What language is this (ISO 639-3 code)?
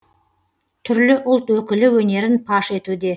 kaz